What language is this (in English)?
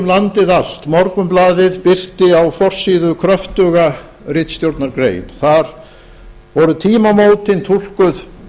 Icelandic